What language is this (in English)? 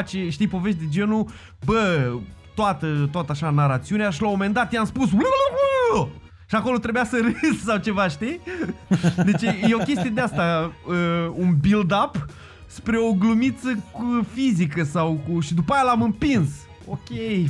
Romanian